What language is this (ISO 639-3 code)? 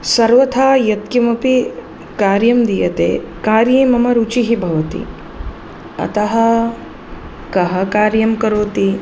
san